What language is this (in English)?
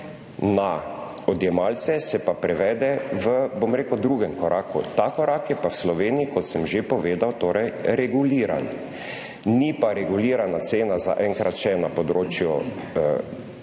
Slovenian